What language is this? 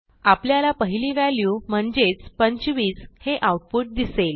Marathi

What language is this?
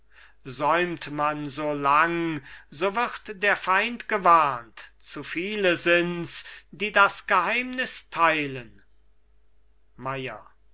German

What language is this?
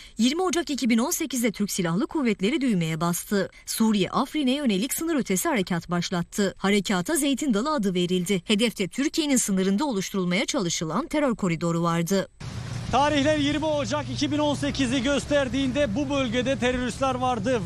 Turkish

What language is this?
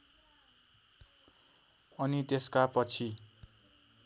Nepali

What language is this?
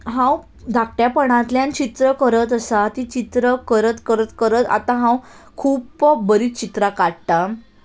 Konkani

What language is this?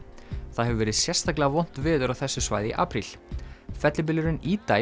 Icelandic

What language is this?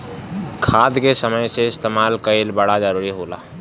Bhojpuri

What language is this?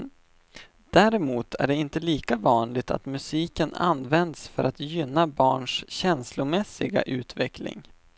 Swedish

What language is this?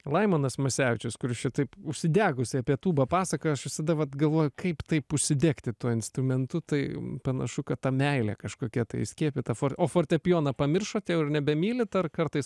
Lithuanian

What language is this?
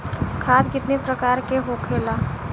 Bhojpuri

